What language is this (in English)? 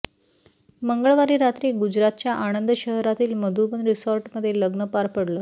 Marathi